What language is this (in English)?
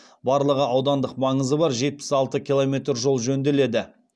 Kazakh